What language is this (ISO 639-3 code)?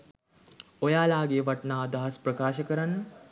sin